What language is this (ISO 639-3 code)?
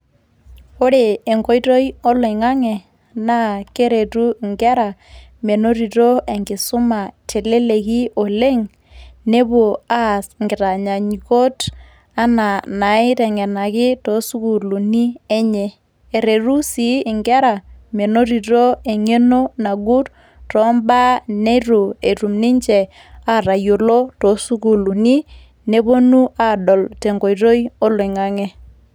mas